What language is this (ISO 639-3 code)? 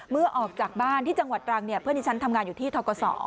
tha